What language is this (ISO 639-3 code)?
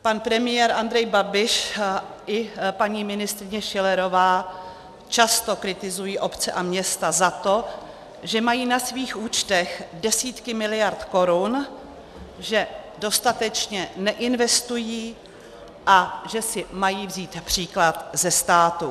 ces